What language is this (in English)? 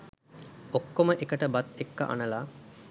Sinhala